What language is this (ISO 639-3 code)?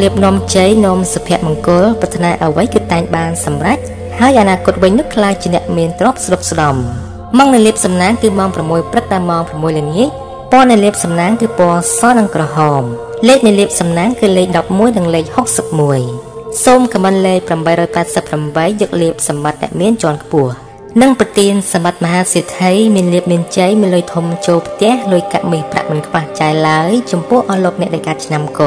tha